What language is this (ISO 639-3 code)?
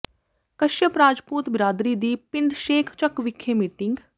pan